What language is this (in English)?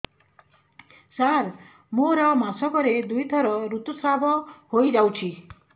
Odia